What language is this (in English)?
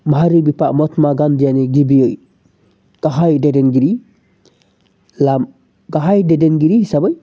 Bodo